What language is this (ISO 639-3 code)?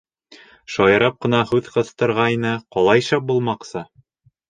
bak